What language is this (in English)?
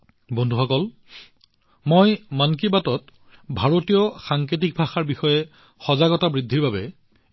Assamese